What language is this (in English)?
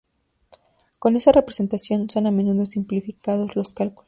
Spanish